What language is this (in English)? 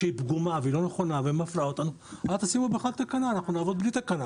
Hebrew